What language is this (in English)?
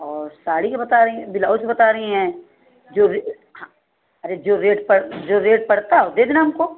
Hindi